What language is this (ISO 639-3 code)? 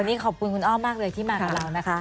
tha